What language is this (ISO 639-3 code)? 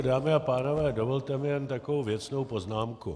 ces